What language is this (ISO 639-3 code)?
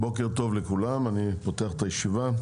heb